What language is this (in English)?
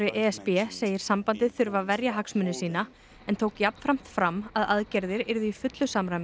Icelandic